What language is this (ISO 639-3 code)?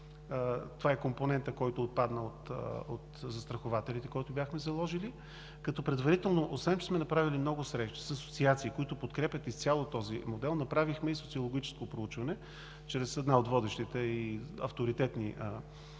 bul